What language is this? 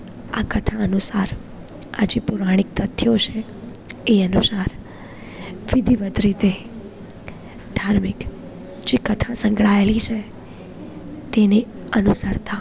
Gujarati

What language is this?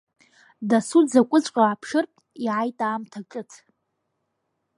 Abkhazian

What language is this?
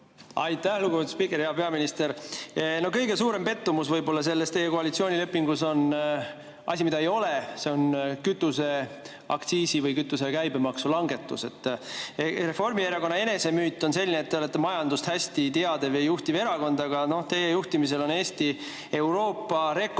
Estonian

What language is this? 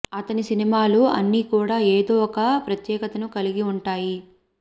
Telugu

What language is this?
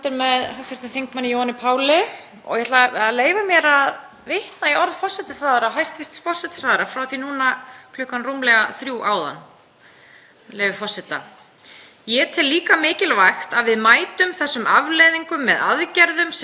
Icelandic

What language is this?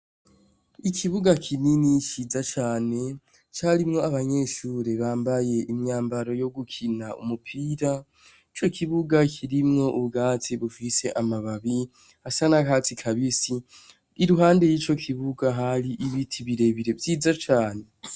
Rundi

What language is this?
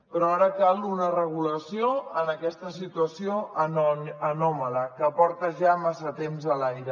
Catalan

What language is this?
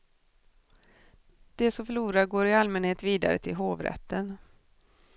Swedish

